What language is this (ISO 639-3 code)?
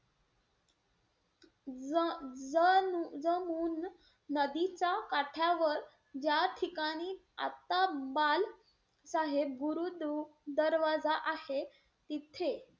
mar